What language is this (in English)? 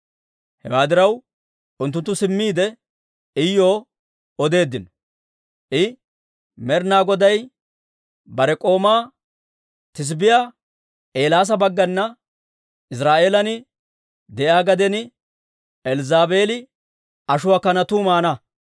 Dawro